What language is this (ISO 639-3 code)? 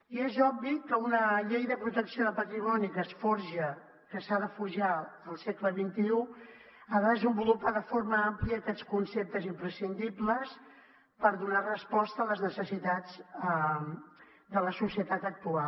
cat